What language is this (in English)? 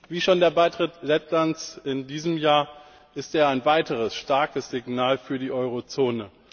German